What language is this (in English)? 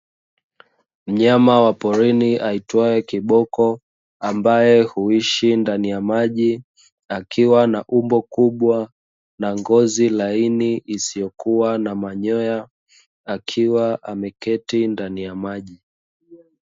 Swahili